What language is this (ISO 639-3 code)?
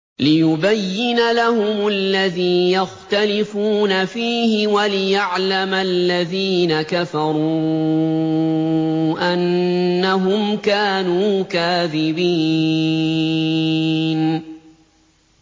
ara